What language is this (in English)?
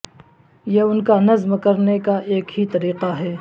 Urdu